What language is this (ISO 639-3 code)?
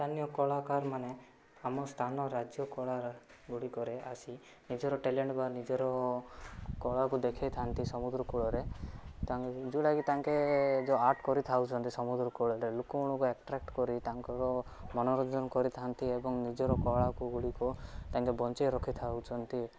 ori